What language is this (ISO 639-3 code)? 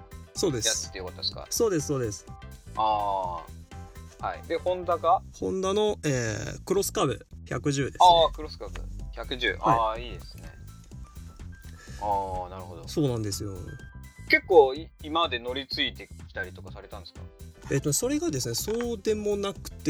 jpn